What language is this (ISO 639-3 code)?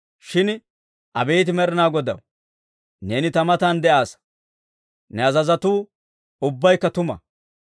dwr